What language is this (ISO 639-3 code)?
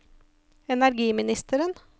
nor